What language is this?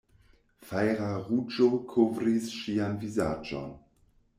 Esperanto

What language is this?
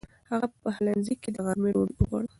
Pashto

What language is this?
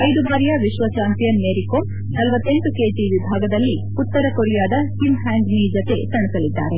Kannada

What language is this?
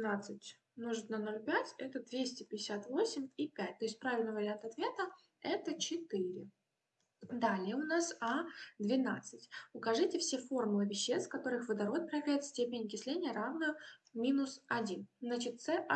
Russian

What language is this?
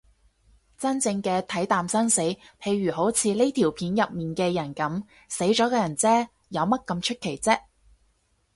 Cantonese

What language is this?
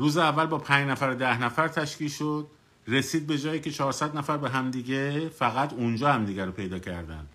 Persian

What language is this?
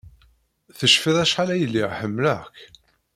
Kabyle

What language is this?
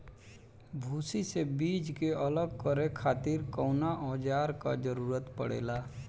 Bhojpuri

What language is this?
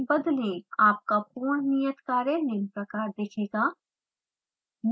Hindi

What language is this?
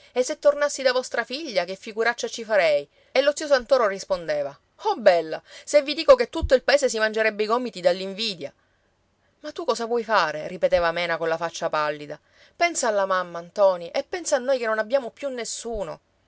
Italian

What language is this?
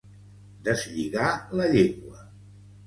Catalan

